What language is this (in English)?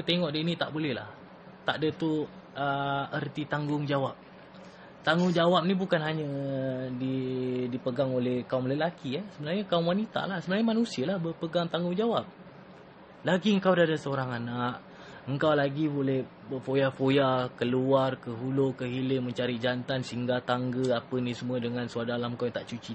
Malay